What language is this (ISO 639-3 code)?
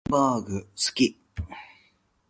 jpn